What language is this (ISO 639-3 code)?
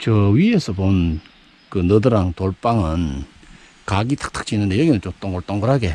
kor